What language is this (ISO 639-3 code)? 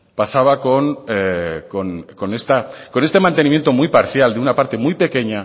spa